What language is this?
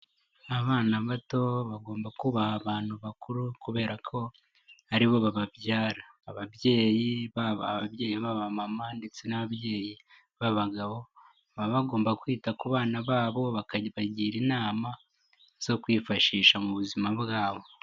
Kinyarwanda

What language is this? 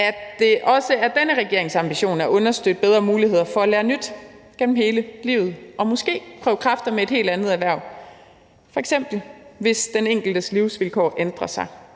Danish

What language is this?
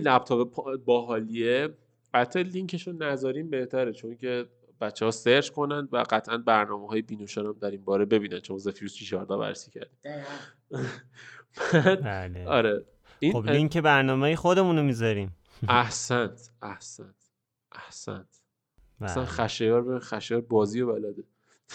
Persian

